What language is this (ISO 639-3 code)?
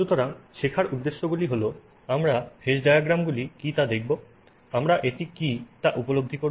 ben